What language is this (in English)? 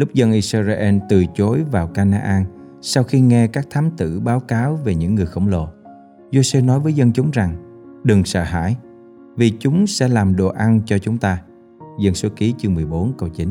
Vietnamese